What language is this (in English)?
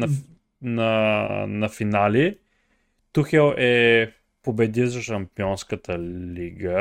Bulgarian